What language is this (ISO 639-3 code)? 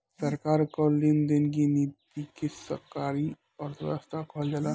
bho